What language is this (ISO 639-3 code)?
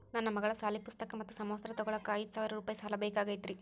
kan